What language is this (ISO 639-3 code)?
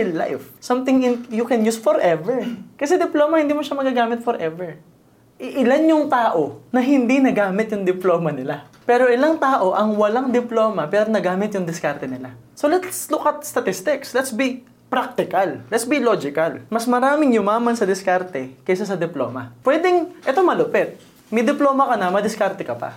fil